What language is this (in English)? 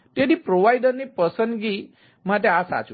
Gujarati